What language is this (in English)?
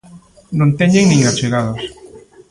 Galician